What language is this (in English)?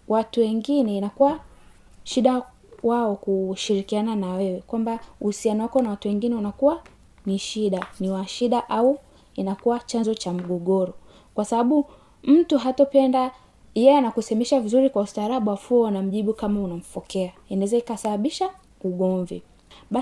Swahili